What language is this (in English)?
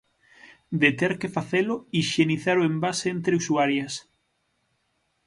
Galician